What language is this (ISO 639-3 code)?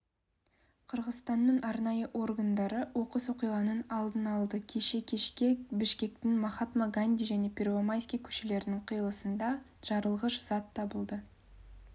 kaz